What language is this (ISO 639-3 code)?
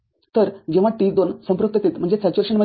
mar